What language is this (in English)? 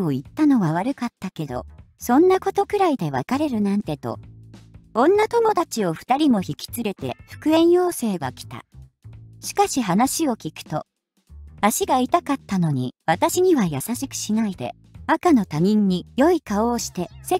Japanese